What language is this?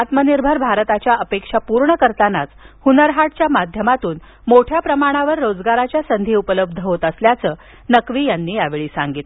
Marathi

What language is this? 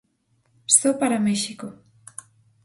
Galician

